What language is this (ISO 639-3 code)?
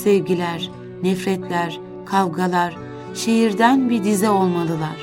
tur